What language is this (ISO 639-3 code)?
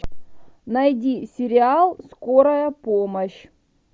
rus